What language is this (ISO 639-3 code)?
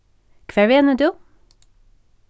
fao